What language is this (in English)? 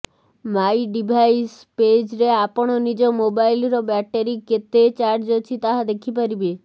Odia